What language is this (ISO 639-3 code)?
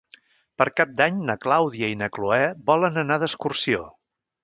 cat